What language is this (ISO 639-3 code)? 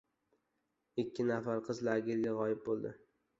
uzb